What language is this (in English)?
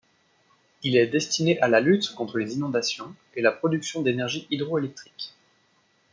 French